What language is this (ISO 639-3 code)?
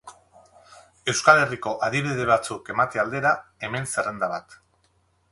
eus